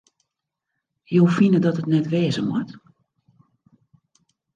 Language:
Western Frisian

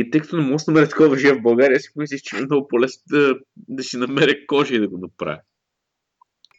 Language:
Bulgarian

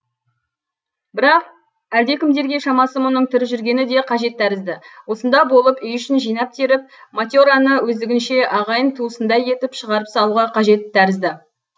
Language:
Kazakh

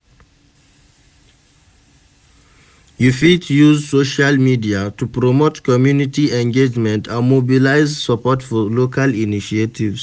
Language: Nigerian Pidgin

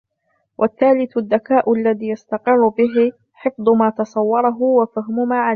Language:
Arabic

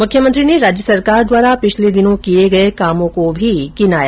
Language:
Hindi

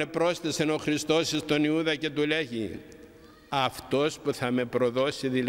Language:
Greek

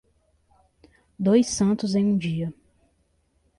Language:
Portuguese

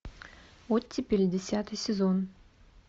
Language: Russian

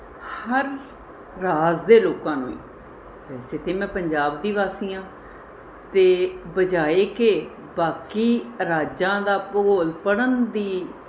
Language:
Punjabi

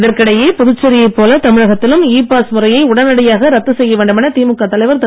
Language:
Tamil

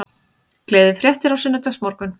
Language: Icelandic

